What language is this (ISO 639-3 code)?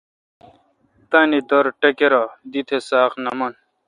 xka